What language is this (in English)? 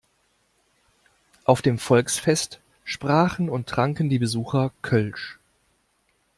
German